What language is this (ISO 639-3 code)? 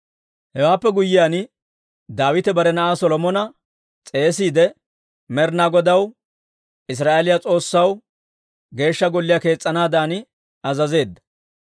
dwr